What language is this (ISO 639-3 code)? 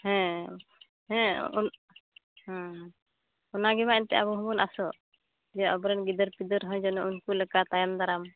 sat